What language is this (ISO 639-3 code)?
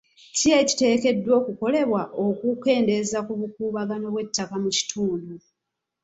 lug